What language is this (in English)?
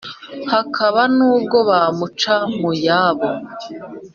Kinyarwanda